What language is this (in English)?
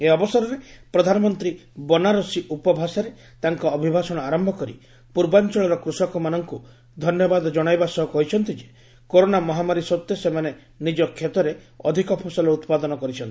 Odia